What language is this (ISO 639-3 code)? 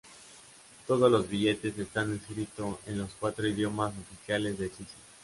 spa